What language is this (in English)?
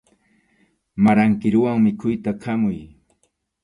Arequipa-La Unión Quechua